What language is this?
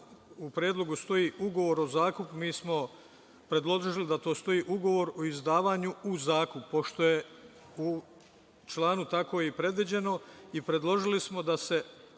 Serbian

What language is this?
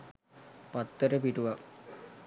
Sinhala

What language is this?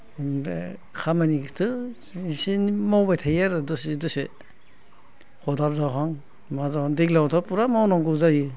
Bodo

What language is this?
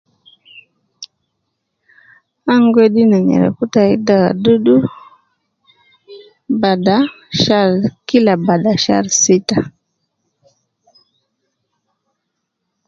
Nubi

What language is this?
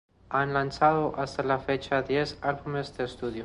Spanish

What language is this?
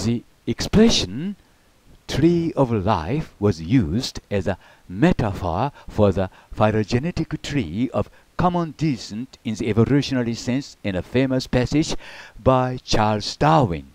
Japanese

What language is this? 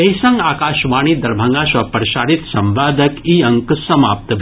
Maithili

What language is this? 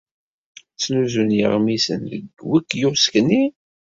Kabyle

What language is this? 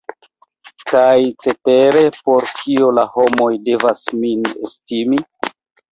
Esperanto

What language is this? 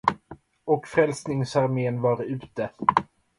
Swedish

